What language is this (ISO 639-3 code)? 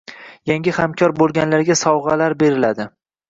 uzb